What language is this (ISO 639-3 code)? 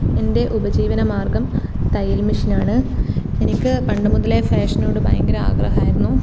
mal